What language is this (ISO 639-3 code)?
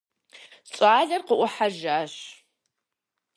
kbd